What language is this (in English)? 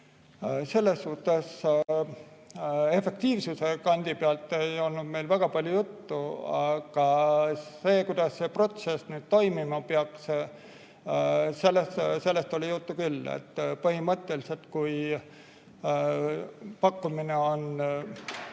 Estonian